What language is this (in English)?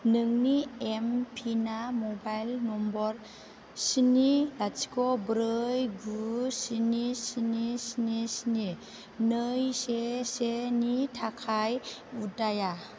Bodo